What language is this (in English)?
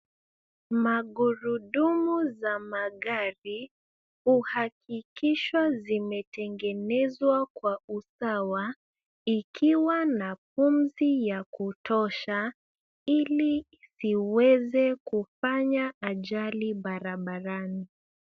Swahili